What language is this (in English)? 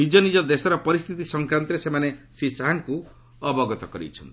Odia